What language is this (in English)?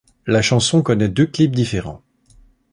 French